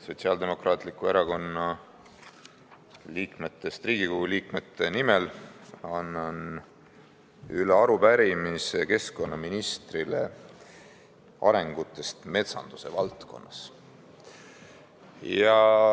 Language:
Estonian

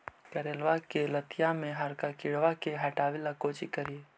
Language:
Magahi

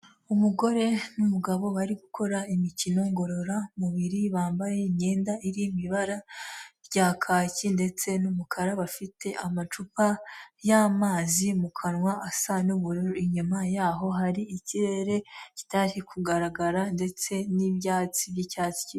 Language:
Kinyarwanda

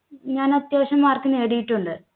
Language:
Malayalam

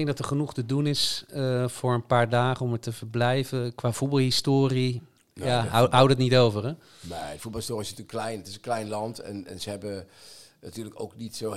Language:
Dutch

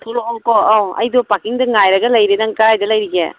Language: Manipuri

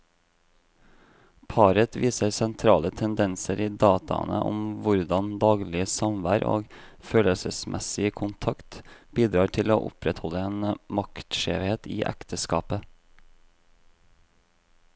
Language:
Norwegian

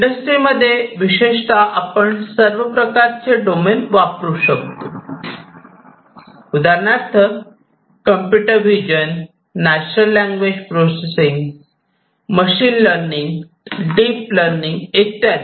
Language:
Marathi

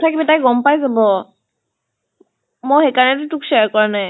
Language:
Assamese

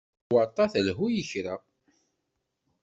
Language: Kabyle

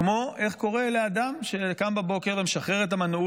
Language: Hebrew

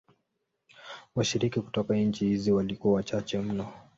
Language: Swahili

